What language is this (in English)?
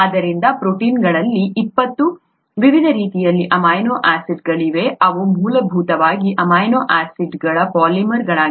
Kannada